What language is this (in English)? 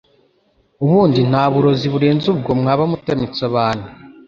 Kinyarwanda